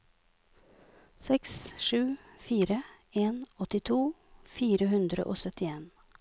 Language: Norwegian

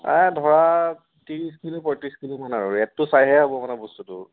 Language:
Assamese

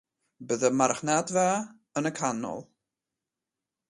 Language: Welsh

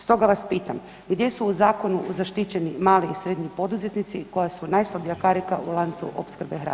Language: Croatian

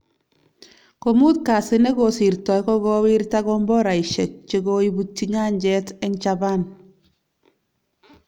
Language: Kalenjin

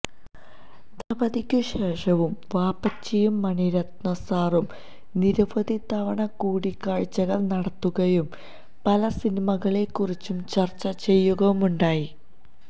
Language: Malayalam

